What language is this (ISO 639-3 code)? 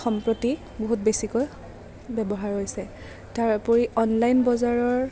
asm